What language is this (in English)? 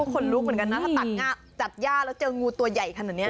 Thai